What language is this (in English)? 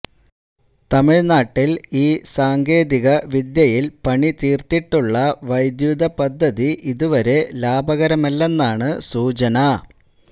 Malayalam